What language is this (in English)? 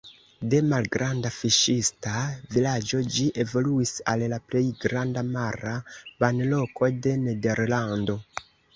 Esperanto